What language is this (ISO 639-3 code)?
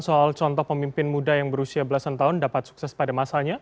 ind